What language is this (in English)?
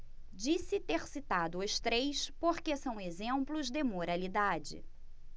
Portuguese